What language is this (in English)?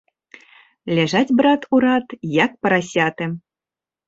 Belarusian